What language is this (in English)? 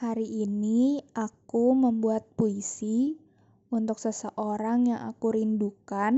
Indonesian